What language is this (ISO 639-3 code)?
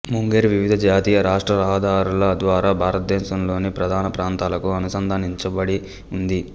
tel